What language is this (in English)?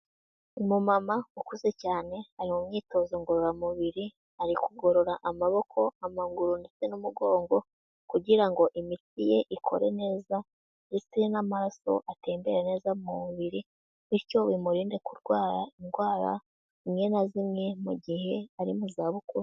Kinyarwanda